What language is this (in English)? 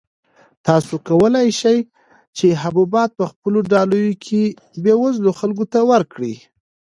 Pashto